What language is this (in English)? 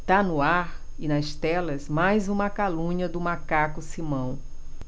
Portuguese